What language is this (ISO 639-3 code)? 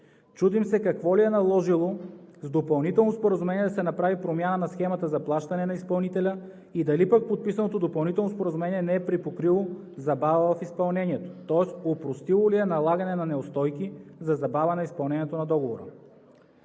bul